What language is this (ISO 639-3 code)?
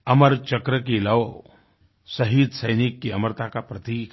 hin